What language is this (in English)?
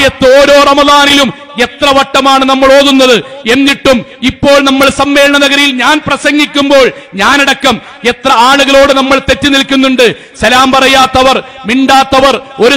Arabic